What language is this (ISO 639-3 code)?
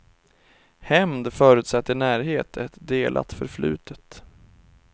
swe